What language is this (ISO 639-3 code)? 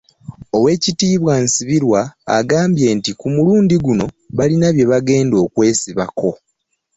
lug